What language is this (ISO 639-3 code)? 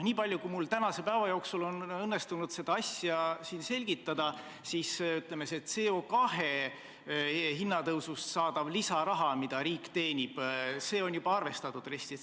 est